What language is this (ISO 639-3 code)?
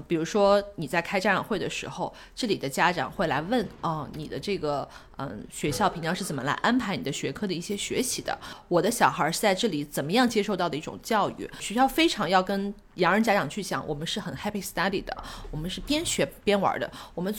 zho